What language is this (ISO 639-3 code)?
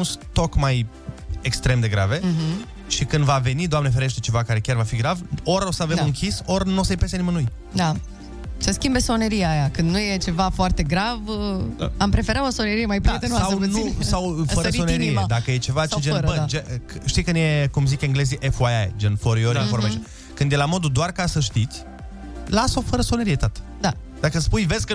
ron